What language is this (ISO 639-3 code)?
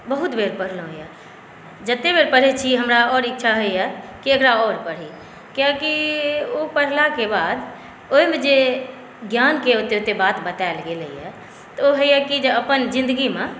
mai